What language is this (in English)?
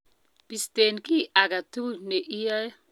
Kalenjin